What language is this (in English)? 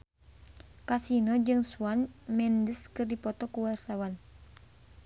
Sundanese